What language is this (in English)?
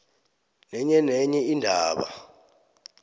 South Ndebele